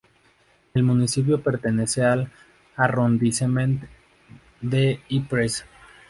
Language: Spanish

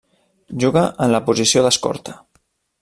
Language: Catalan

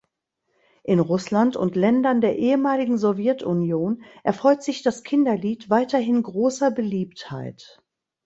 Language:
German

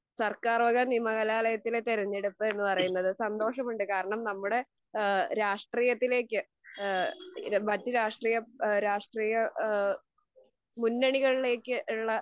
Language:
Malayalam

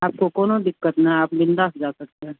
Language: Hindi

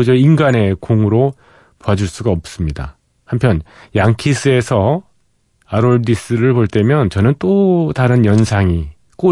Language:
Korean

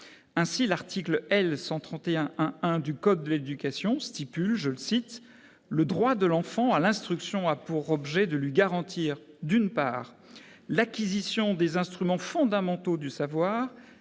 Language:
French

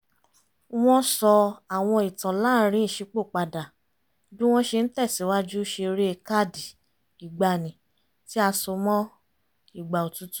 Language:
Yoruba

